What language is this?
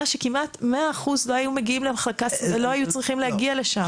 Hebrew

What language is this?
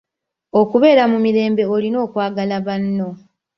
Ganda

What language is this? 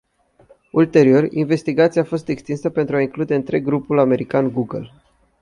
Romanian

